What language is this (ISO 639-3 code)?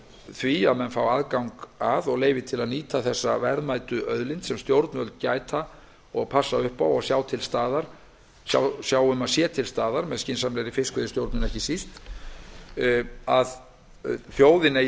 isl